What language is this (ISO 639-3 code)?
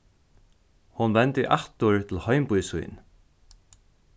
fao